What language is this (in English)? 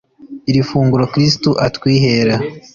Kinyarwanda